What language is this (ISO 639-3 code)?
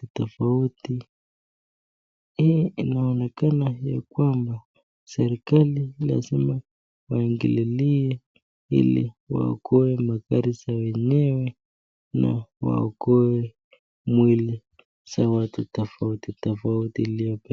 swa